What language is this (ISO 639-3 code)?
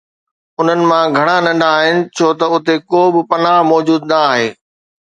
snd